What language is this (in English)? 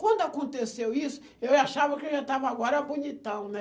Portuguese